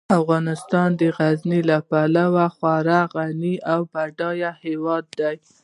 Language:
Pashto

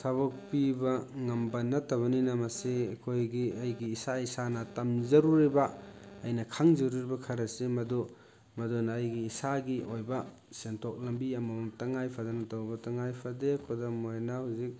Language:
Manipuri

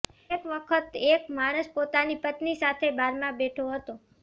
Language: Gujarati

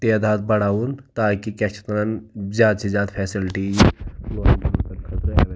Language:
Kashmiri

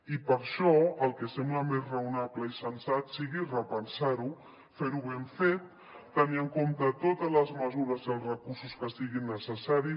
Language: Catalan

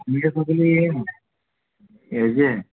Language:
Konkani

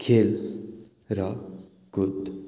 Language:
Nepali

